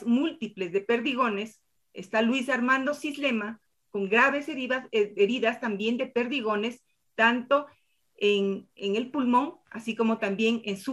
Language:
Spanish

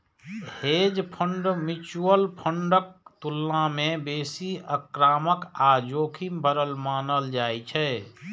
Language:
Maithili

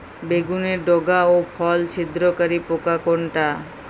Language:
Bangla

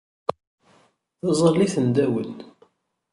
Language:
Kabyle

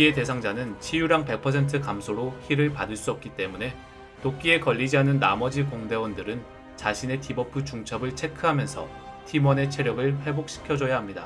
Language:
Korean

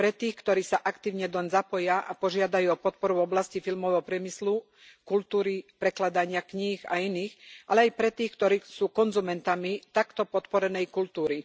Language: Slovak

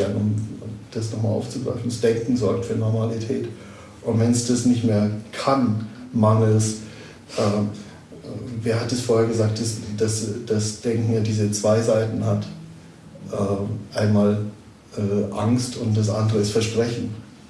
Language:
German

